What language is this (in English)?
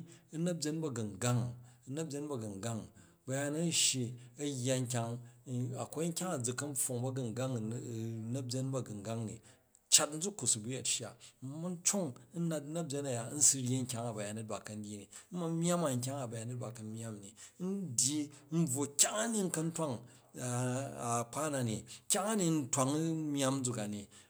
Jju